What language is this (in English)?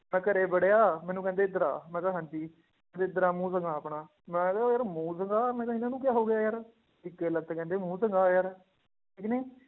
Punjabi